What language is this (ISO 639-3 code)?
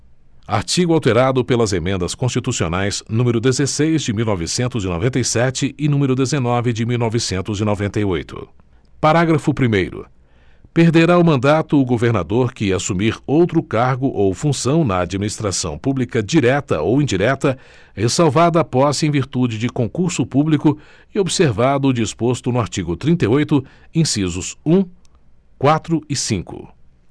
por